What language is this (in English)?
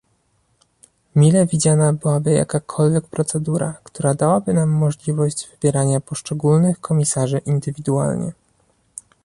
Polish